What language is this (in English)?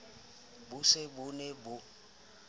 Southern Sotho